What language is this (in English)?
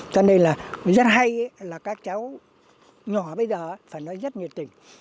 Vietnamese